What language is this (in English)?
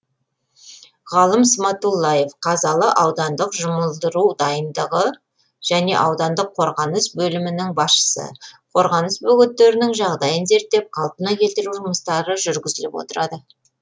Kazakh